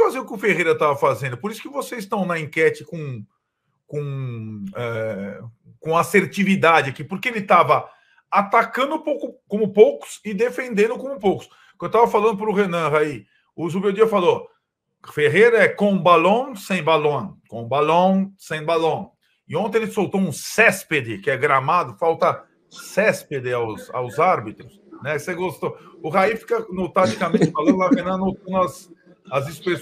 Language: Portuguese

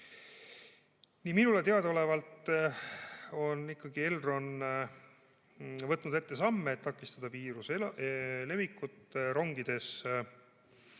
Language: Estonian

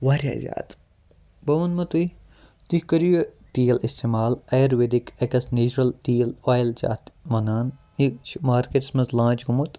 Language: Kashmiri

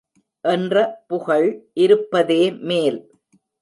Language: Tamil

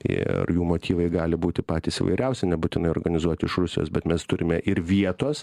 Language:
Lithuanian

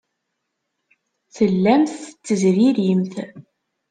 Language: Kabyle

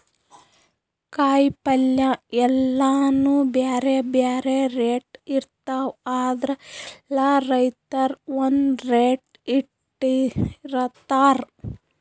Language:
Kannada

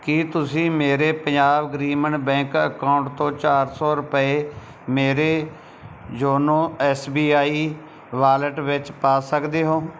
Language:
Punjabi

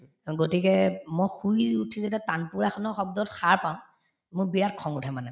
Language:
Assamese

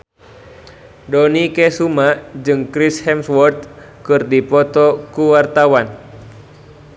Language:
Sundanese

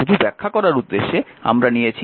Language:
Bangla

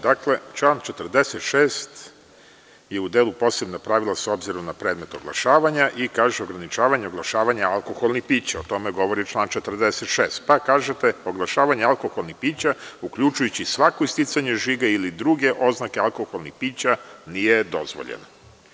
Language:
Serbian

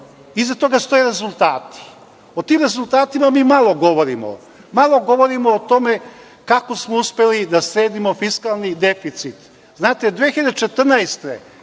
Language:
Serbian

